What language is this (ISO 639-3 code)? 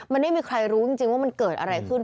tha